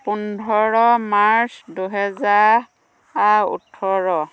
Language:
Assamese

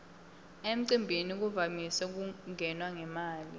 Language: Swati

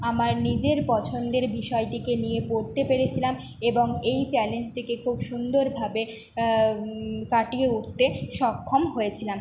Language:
Bangla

